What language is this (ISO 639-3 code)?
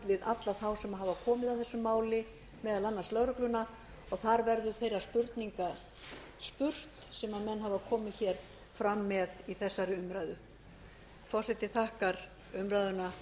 isl